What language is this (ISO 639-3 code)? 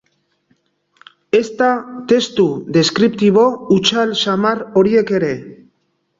eus